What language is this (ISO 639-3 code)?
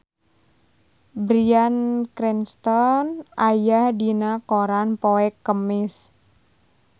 sun